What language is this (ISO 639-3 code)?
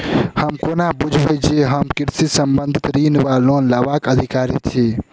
mai